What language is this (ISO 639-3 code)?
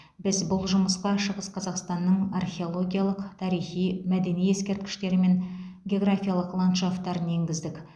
kaz